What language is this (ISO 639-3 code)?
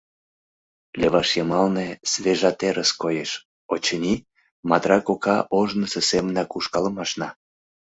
chm